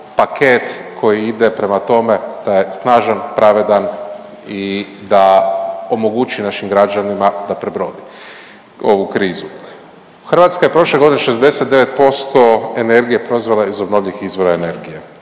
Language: Croatian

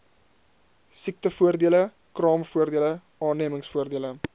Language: Afrikaans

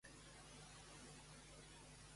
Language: Catalan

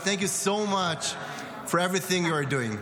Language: Hebrew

